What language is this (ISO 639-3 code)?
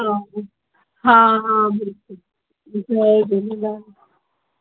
snd